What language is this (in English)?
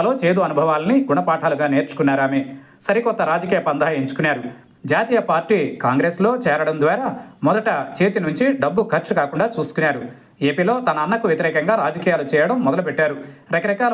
Telugu